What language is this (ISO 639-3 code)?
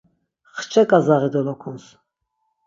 lzz